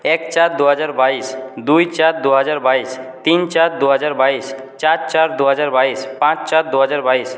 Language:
Bangla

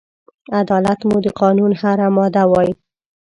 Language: Pashto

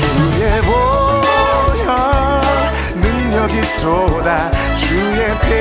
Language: Korean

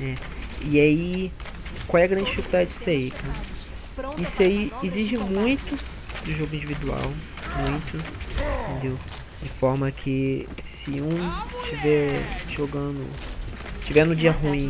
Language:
Portuguese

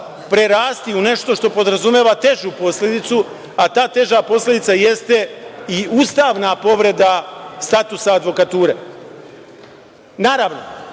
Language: Serbian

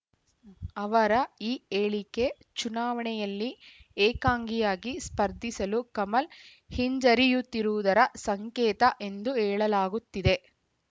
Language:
Kannada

